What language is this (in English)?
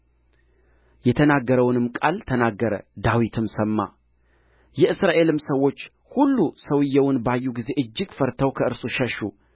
Amharic